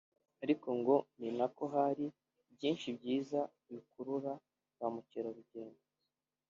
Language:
Kinyarwanda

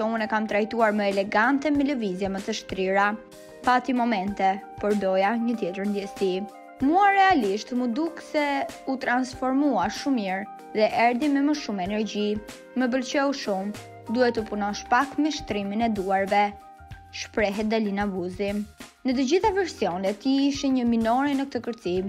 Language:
Romanian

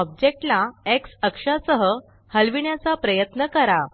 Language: Marathi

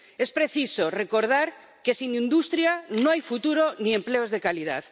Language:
Spanish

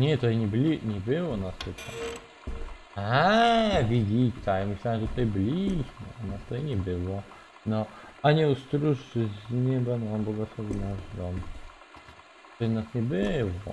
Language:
Polish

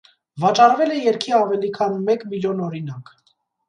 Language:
Armenian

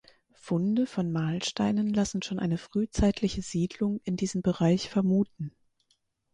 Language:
German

